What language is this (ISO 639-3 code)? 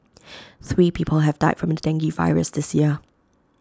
eng